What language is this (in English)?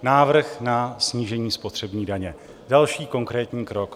Czech